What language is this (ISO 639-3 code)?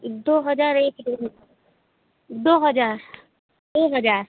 hin